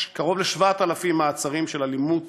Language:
Hebrew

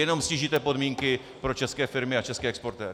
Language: Czech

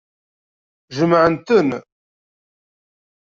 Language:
Kabyle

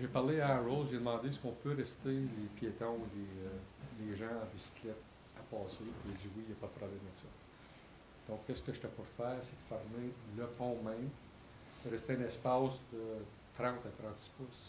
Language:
French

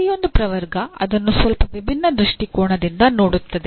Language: Kannada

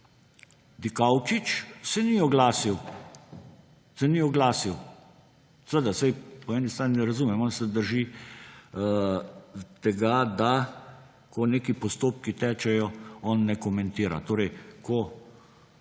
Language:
Slovenian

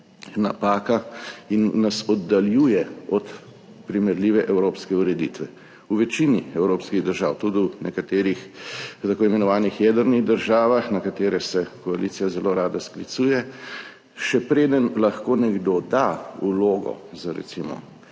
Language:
Slovenian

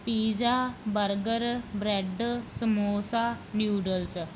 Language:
Punjabi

